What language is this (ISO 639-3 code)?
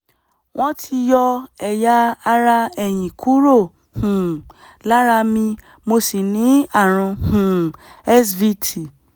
yor